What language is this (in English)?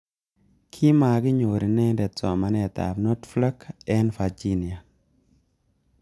Kalenjin